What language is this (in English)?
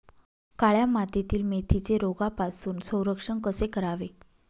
Marathi